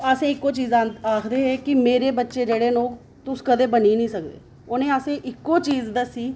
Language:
Dogri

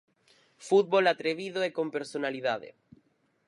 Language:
Galician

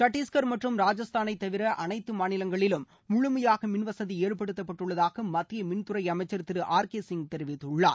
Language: Tamil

